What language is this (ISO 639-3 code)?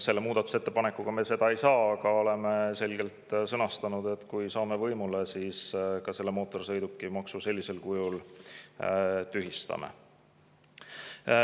est